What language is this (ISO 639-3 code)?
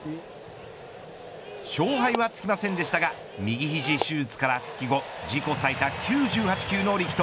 jpn